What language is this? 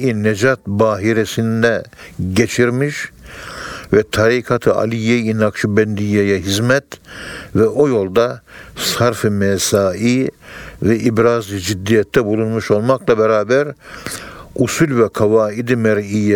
Turkish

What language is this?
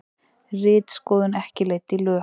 Icelandic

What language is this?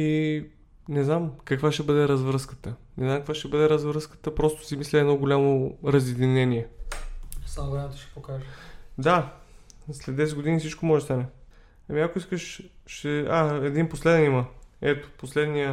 Bulgarian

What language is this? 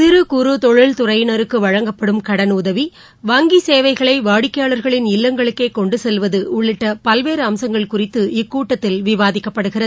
Tamil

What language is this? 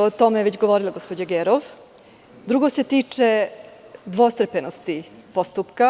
Serbian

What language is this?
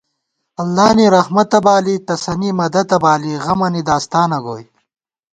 Gawar-Bati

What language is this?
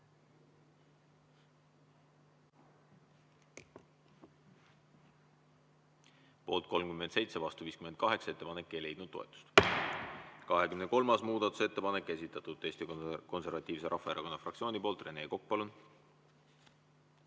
Estonian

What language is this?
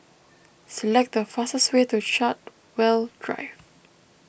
English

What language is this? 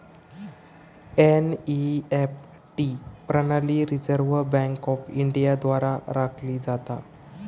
Marathi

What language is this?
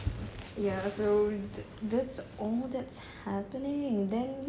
English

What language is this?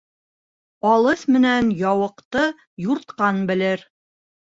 Bashkir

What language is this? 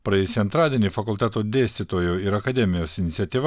Lithuanian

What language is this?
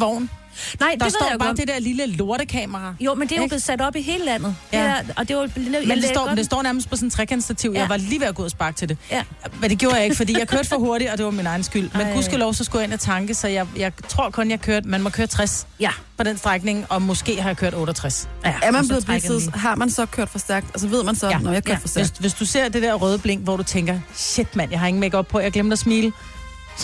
Danish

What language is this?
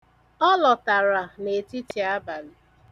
Igbo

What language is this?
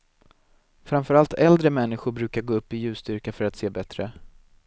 Swedish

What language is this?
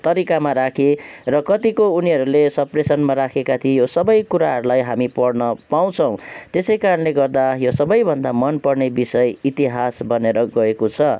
Nepali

